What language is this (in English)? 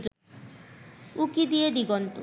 Bangla